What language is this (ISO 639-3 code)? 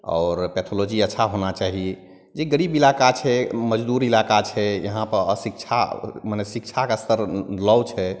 mai